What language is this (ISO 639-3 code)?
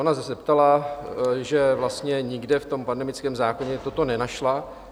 ces